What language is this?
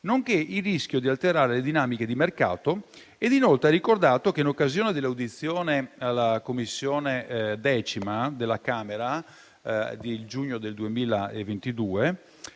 Italian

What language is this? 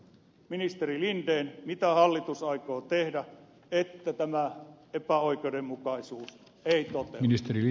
Finnish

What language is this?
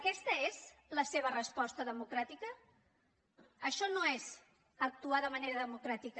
Catalan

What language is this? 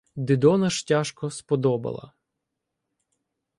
Ukrainian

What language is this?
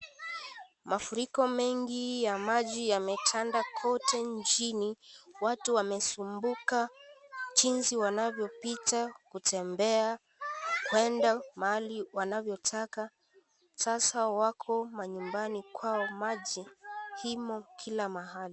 Swahili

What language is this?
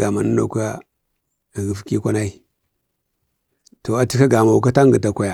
Bade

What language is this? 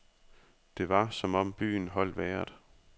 Danish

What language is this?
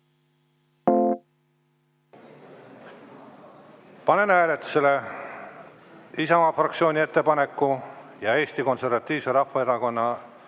Estonian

